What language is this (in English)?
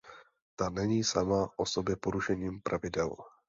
Czech